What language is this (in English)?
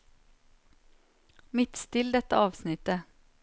Norwegian